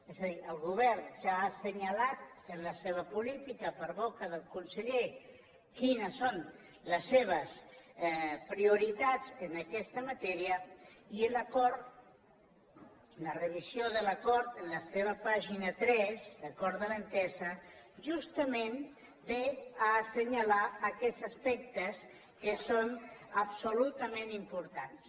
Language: Catalan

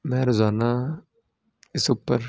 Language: Punjabi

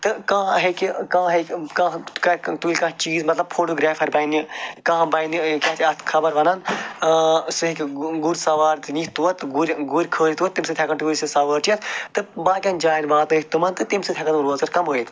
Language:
Kashmiri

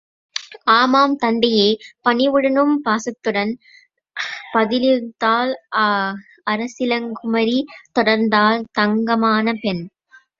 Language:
Tamil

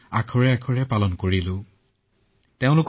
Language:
Assamese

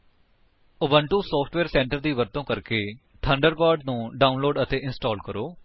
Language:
Punjabi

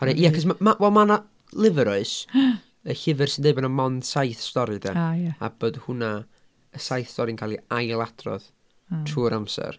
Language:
Welsh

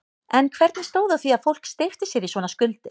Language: Icelandic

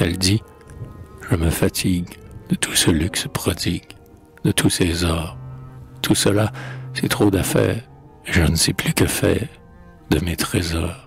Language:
French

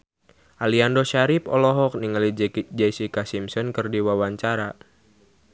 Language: Sundanese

